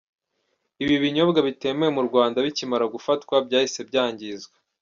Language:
Kinyarwanda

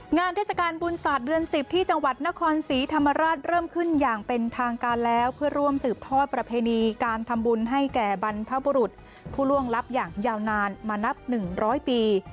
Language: Thai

